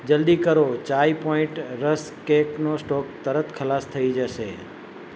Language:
Gujarati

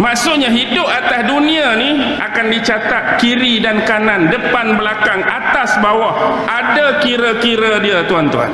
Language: Malay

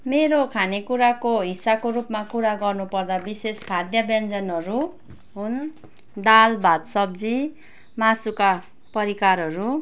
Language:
Nepali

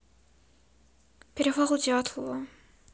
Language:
Russian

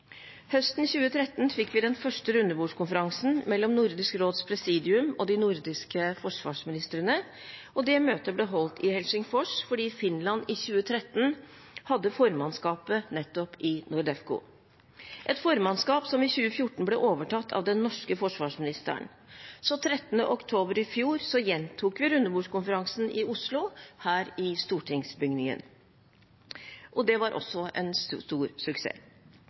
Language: Norwegian Bokmål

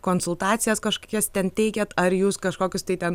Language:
Lithuanian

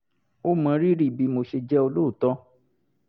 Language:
Yoruba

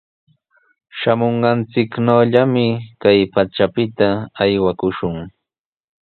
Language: Sihuas Ancash Quechua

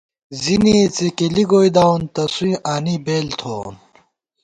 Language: Gawar-Bati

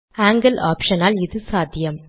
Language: Tamil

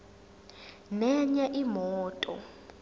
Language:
Zulu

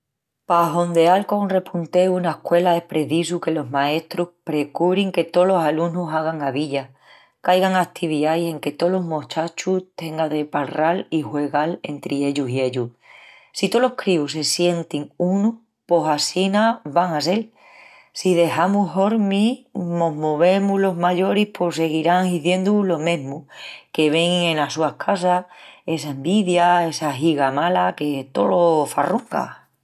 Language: Extremaduran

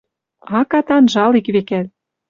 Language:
Western Mari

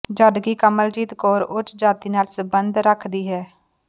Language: Punjabi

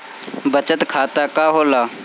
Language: Bhojpuri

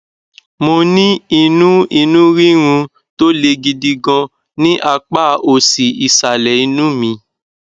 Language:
Yoruba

